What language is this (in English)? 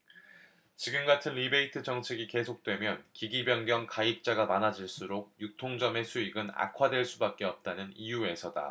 Korean